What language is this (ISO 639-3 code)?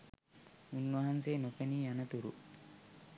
sin